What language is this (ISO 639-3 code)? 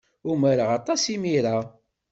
kab